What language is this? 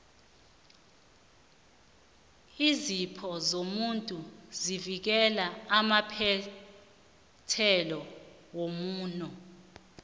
South Ndebele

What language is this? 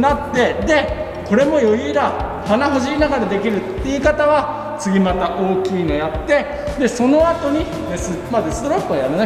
Japanese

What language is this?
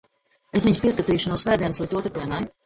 Latvian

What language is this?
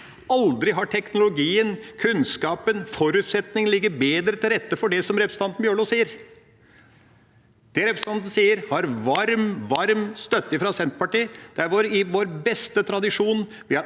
Norwegian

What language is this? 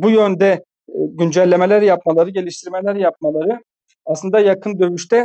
Turkish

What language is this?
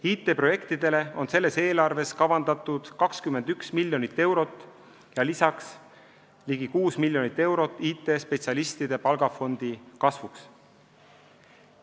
Estonian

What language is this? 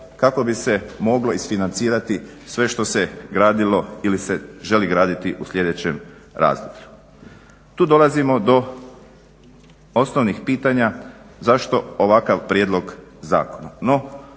Croatian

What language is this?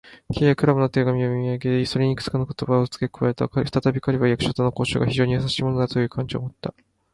Japanese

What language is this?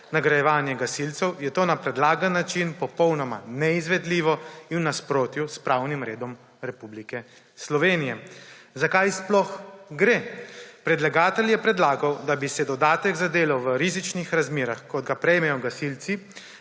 Slovenian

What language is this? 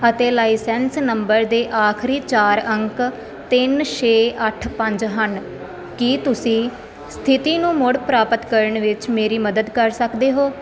Punjabi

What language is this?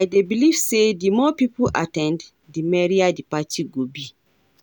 Nigerian Pidgin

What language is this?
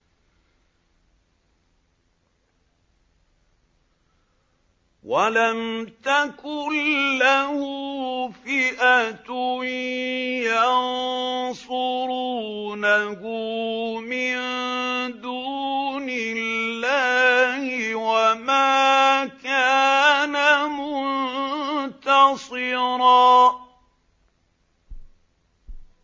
Arabic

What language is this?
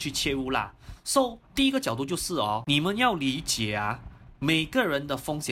Chinese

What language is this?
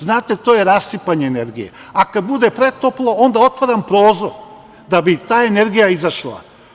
Serbian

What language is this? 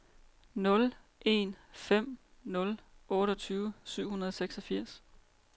Danish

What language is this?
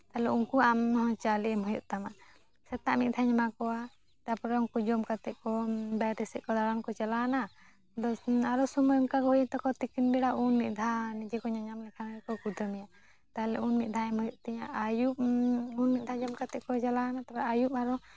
Santali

